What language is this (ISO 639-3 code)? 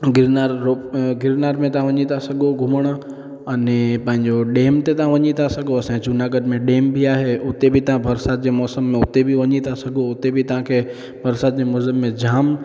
snd